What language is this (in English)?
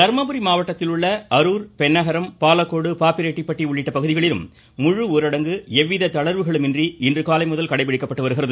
Tamil